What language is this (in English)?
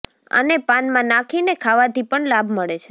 Gujarati